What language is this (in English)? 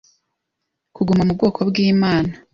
Kinyarwanda